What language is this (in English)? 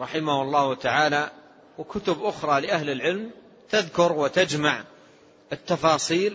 Arabic